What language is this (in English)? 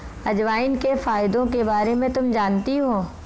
Hindi